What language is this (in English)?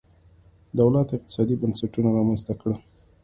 Pashto